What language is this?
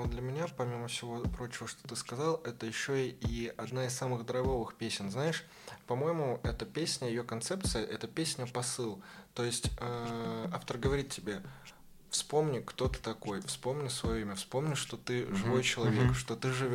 Russian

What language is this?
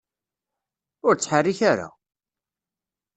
Kabyle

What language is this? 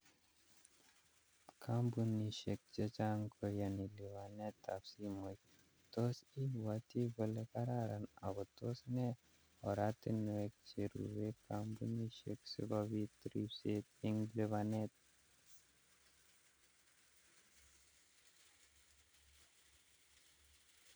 Kalenjin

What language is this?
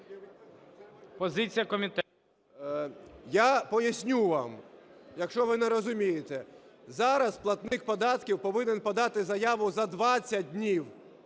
Ukrainian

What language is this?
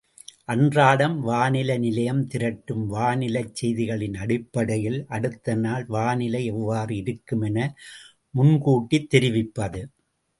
Tamil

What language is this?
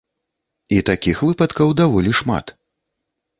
Belarusian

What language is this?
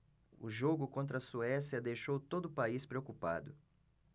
Portuguese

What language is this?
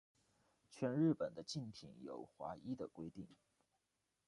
Chinese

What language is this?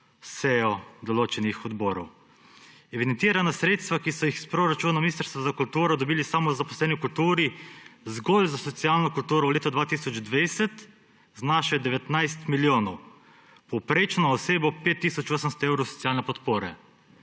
Slovenian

